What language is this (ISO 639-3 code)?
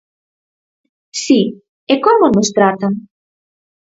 glg